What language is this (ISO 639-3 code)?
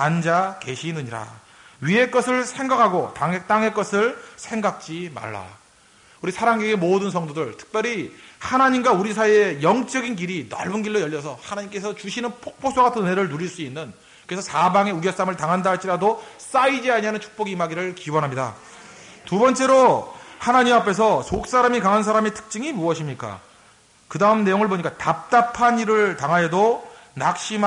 kor